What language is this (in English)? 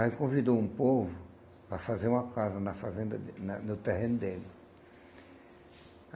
Portuguese